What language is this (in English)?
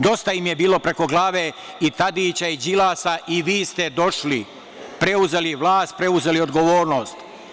Serbian